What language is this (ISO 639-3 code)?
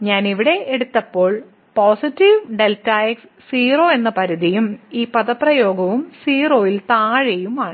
mal